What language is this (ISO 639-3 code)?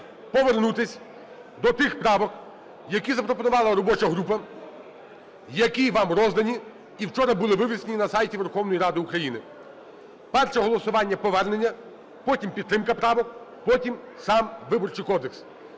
ukr